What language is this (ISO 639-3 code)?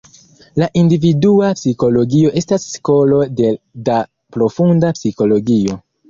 epo